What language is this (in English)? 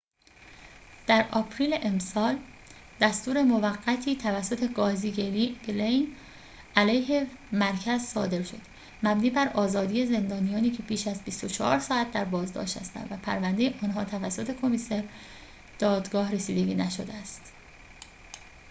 Persian